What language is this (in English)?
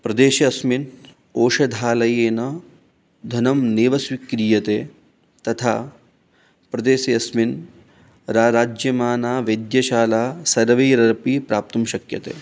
Sanskrit